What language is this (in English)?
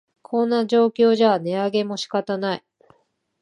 Japanese